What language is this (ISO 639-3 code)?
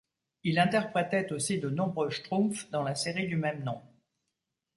fra